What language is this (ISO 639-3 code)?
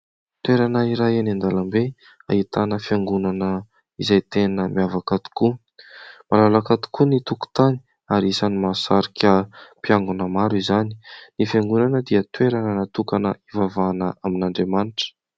mlg